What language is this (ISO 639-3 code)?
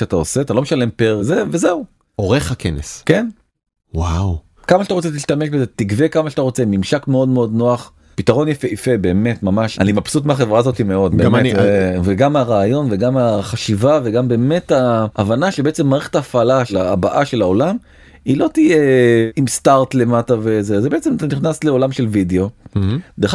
heb